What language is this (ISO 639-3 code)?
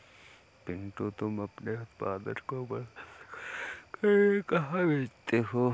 hin